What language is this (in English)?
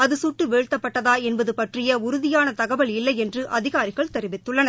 Tamil